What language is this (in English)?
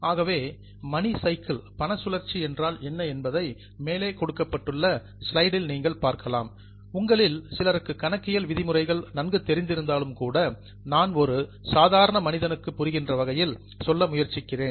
Tamil